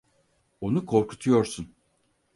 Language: Turkish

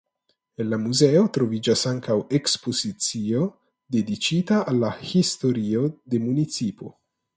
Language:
Esperanto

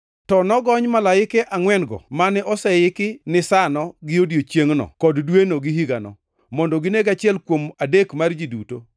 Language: Luo (Kenya and Tanzania)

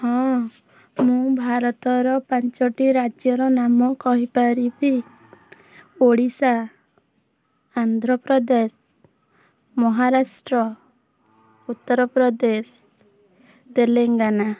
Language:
Odia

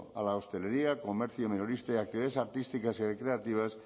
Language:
Spanish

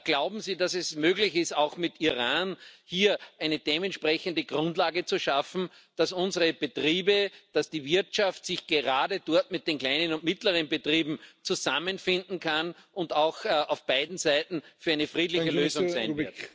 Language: German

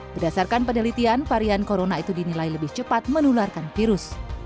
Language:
Indonesian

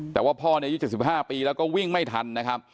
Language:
Thai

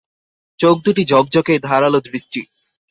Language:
Bangla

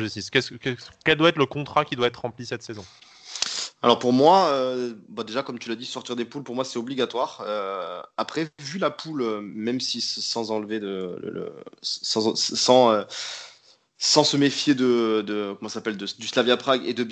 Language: French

